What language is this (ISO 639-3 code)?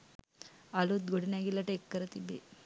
sin